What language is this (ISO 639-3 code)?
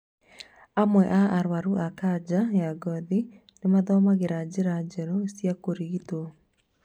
kik